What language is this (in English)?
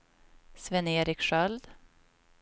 Swedish